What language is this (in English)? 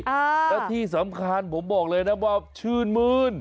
Thai